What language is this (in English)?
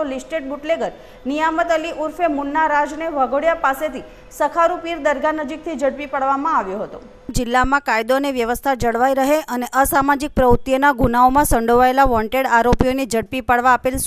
Hindi